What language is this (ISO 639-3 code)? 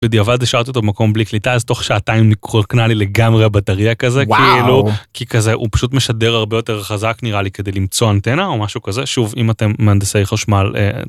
heb